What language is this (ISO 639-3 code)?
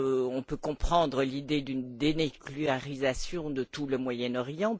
fra